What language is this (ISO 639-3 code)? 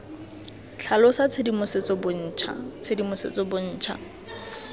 tsn